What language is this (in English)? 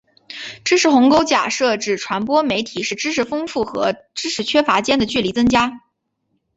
Chinese